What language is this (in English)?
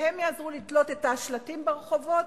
Hebrew